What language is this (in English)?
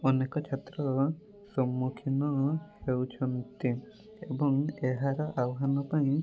Odia